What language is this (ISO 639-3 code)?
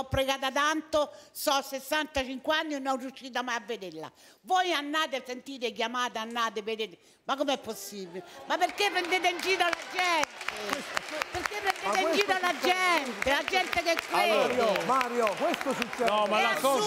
ita